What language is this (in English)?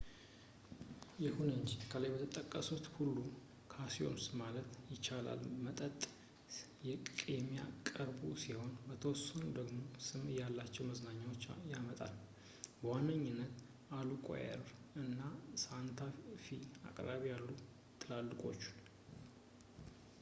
Amharic